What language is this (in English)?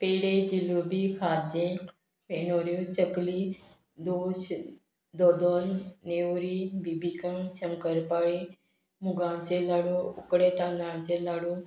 Konkani